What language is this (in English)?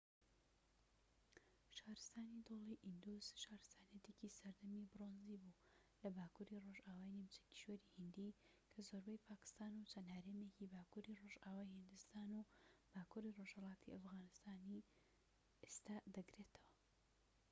Central Kurdish